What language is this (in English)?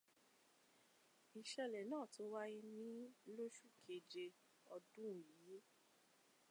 Yoruba